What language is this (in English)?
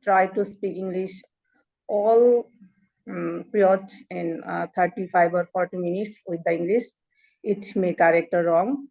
English